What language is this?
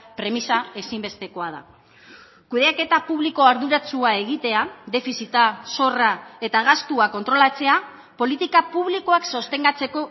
Basque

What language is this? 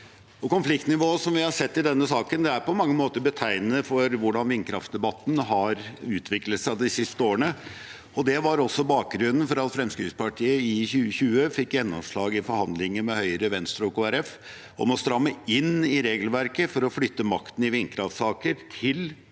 Norwegian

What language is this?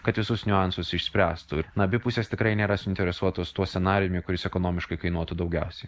Lithuanian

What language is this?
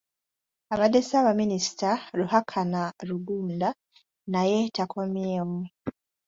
Ganda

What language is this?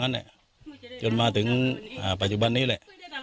Thai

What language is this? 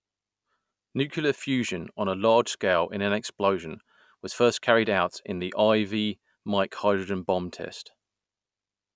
English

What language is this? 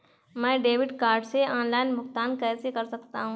Hindi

